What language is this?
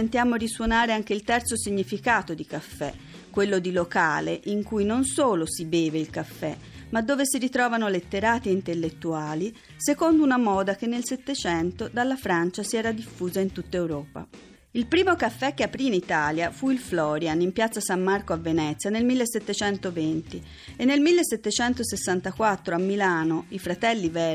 Italian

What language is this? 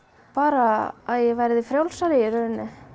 Icelandic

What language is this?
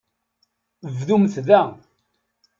Kabyle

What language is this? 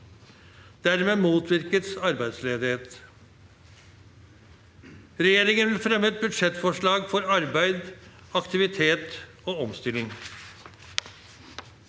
Norwegian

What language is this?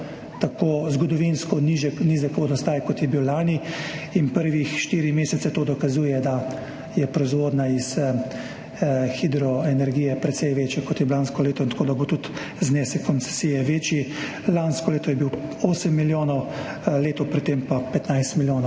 Slovenian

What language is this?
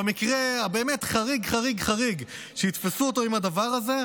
Hebrew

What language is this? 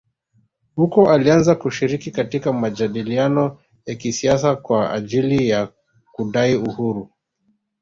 Swahili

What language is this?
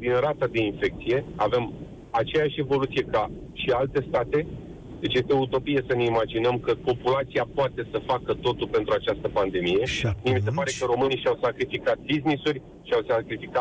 Romanian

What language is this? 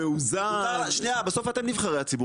Hebrew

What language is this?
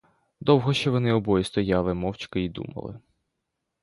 Ukrainian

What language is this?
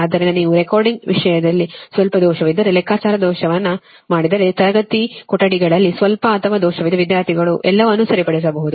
Kannada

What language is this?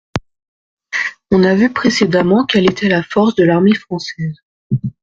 French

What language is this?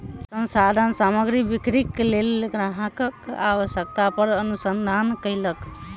Maithili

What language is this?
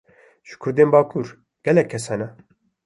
Kurdish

